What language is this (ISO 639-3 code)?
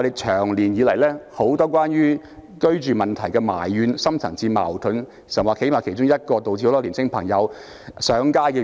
yue